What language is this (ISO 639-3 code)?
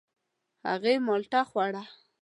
pus